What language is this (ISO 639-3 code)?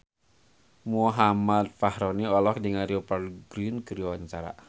sun